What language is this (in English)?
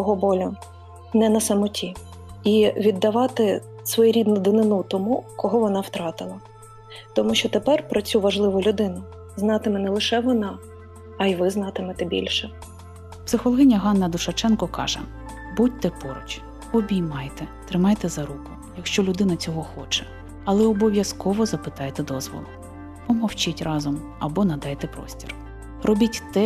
Ukrainian